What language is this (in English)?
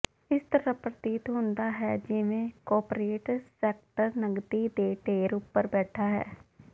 Punjabi